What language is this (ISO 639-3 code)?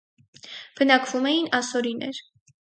hye